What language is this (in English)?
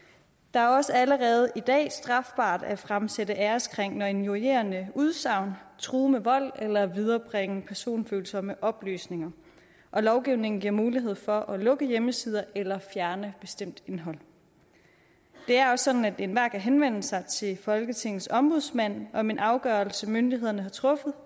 Danish